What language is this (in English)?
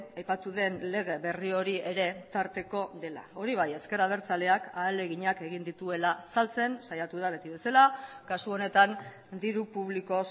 Basque